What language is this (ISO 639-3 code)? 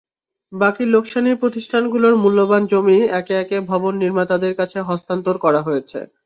ben